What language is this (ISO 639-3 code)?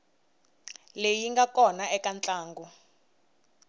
tso